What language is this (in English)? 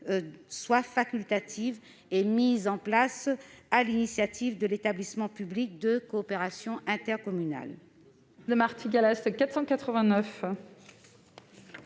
French